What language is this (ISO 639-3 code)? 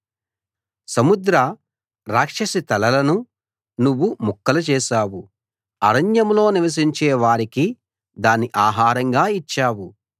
tel